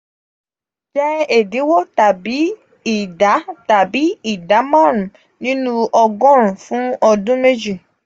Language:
Yoruba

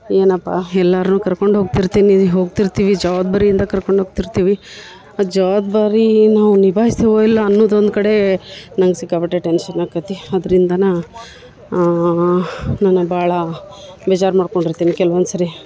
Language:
Kannada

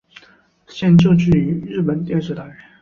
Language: Chinese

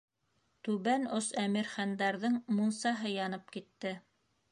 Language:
Bashkir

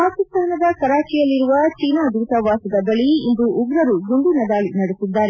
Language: Kannada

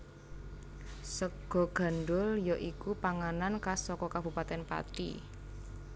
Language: Javanese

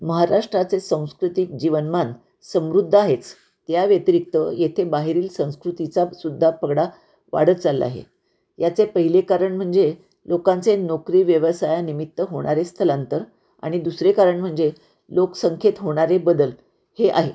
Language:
Marathi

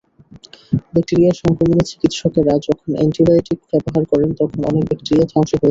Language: Bangla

